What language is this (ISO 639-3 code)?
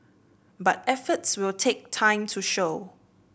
eng